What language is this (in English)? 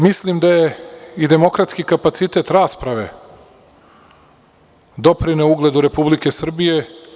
Serbian